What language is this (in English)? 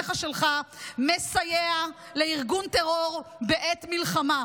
Hebrew